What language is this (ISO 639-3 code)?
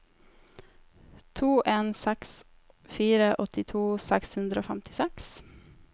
nor